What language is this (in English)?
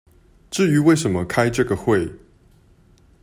Chinese